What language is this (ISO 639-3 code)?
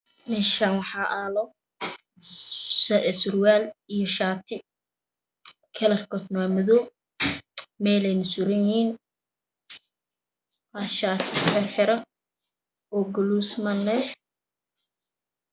som